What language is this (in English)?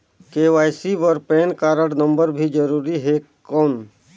Chhattisgarhi